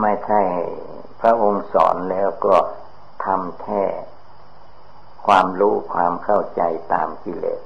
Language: Thai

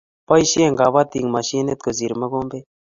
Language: Kalenjin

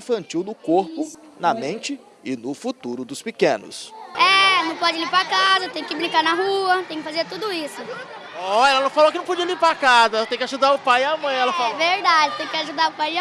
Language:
Portuguese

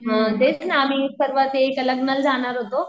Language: Marathi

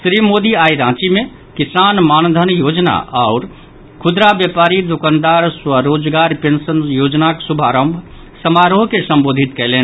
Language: Maithili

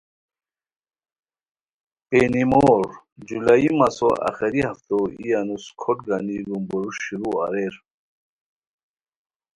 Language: Khowar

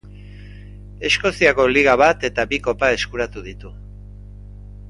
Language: Basque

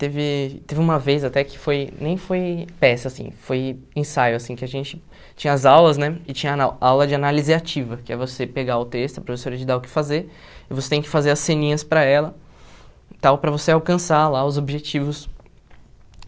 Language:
Portuguese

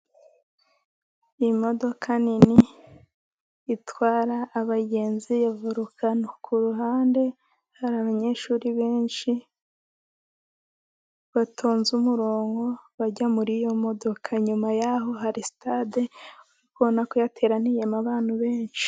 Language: Kinyarwanda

